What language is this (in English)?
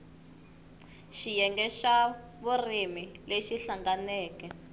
Tsonga